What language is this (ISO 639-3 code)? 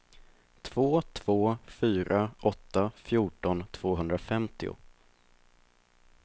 swe